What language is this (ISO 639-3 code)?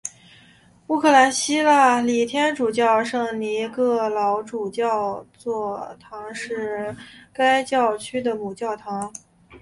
zho